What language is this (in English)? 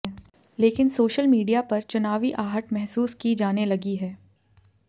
Hindi